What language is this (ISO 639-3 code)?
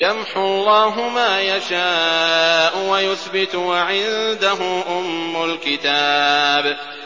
ara